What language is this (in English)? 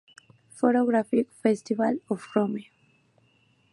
Spanish